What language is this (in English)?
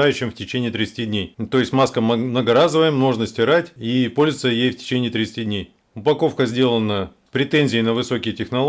Russian